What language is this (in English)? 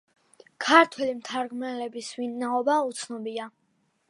Georgian